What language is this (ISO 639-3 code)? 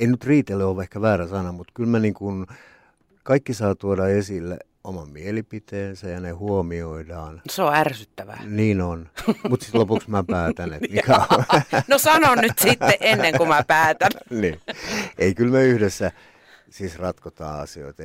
fin